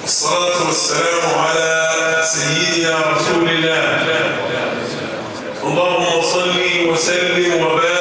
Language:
Arabic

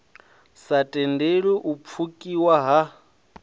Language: Venda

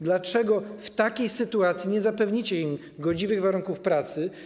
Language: Polish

